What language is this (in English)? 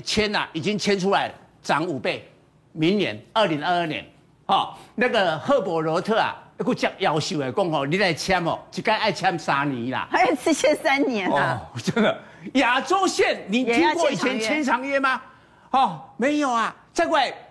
Chinese